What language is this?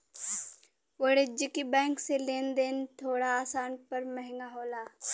Bhojpuri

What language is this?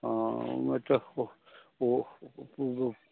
Maithili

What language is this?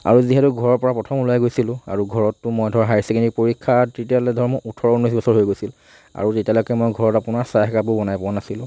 Assamese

